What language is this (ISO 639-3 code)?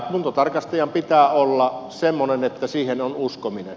fin